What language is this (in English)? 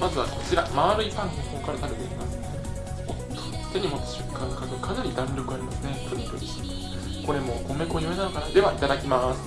Japanese